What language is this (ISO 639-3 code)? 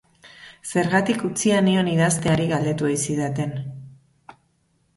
eus